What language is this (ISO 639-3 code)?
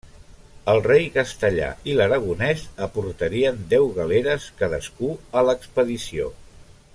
cat